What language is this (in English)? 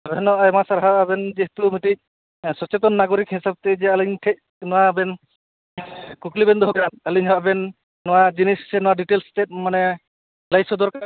Santali